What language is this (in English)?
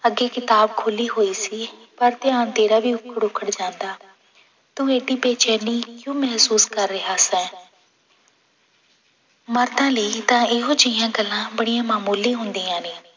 Punjabi